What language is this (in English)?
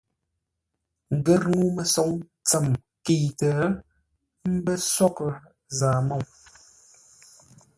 Ngombale